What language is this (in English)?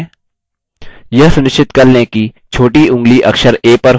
Hindi